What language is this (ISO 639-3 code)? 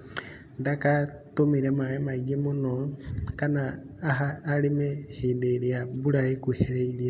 kik